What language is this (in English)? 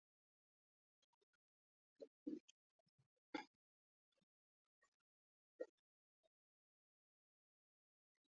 Basque